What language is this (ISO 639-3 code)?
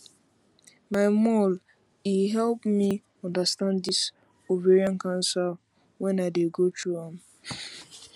pcm